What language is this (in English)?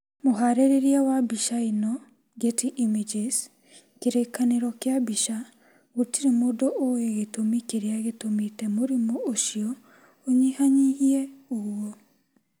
Kikuyu